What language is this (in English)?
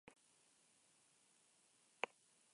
Basque